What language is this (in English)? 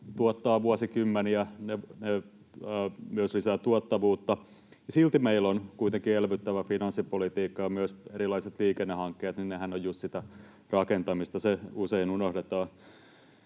Finnish